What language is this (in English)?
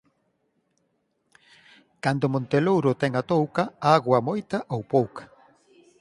Galician